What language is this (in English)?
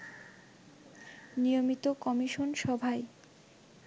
Bangla